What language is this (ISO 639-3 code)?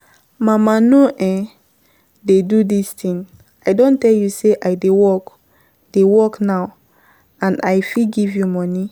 pcm